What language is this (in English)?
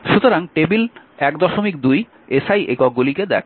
Bangla